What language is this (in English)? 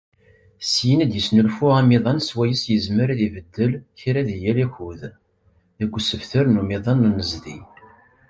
Kabyle